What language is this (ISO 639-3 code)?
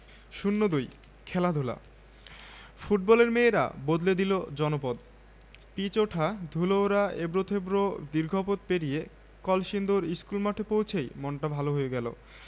ben